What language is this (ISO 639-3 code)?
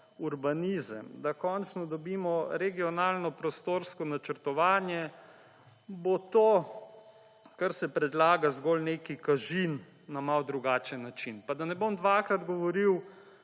slv